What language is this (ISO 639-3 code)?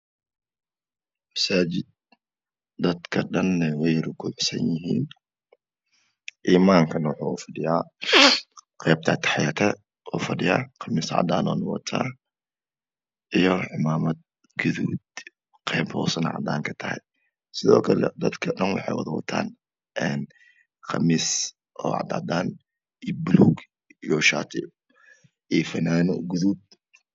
som